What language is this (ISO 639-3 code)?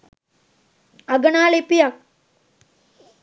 sin